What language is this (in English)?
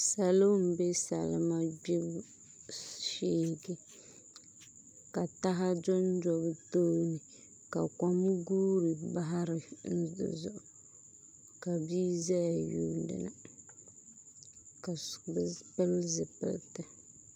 Dagbani